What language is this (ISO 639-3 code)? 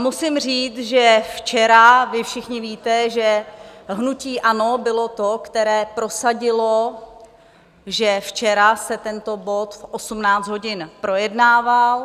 ces